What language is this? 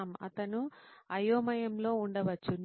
Telugu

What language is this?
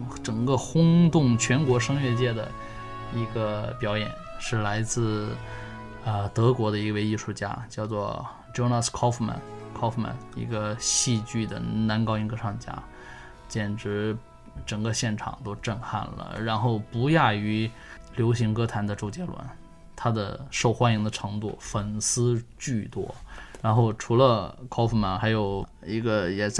Chinese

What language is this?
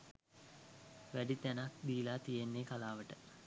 Sinhala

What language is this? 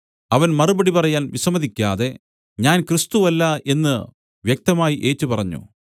Malayalam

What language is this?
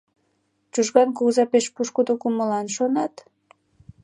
Mari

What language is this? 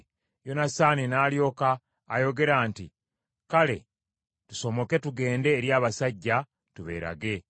Ganda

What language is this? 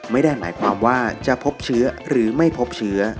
Thai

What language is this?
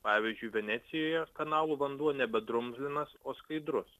Lithuanian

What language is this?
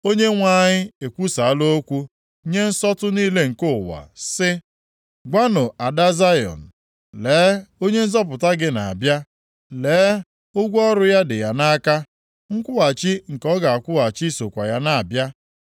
Igbo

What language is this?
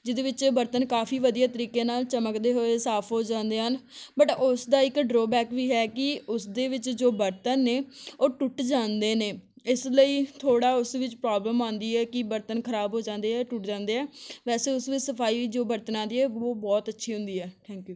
Punjabi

